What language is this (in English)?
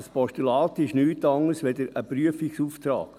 Swiss German